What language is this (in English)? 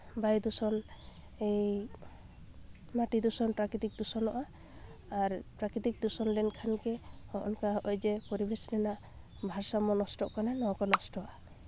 Santali